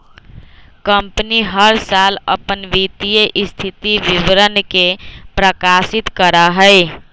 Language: Magahi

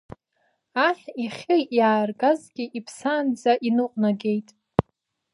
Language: Abkhazian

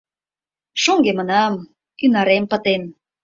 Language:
Mari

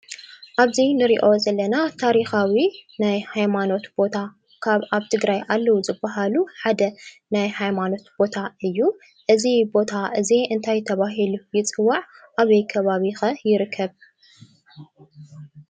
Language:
Tigrinya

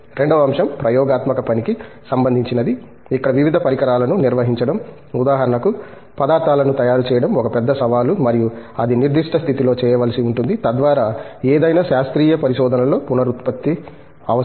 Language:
Telugu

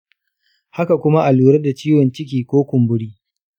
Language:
Hausa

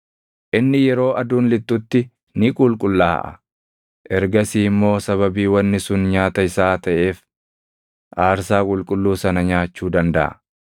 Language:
Oromo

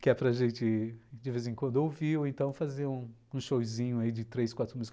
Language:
Portuguese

